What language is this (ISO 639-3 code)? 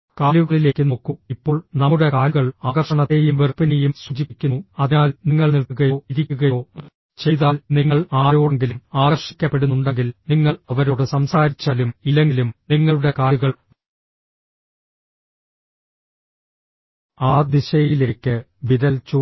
mal